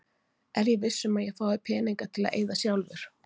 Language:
Icelandic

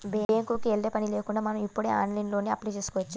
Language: Telugu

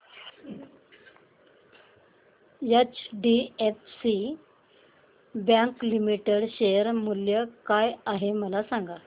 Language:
Marathi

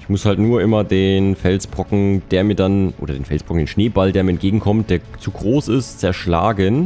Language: German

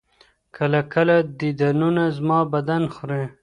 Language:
Pashto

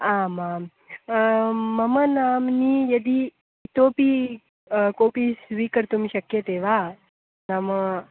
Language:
Sanskrit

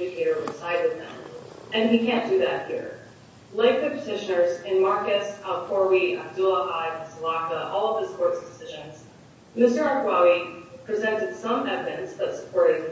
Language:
English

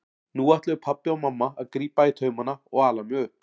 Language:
Icelandic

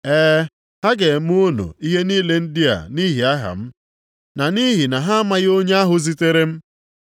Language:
Igbo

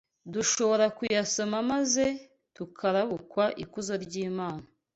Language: Kinyarwanda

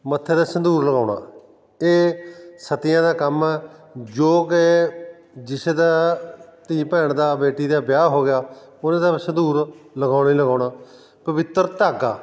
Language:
Punjabi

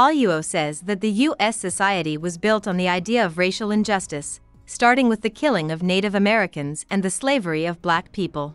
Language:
English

